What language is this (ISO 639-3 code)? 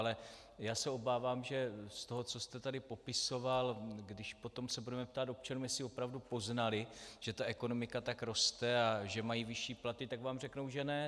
ces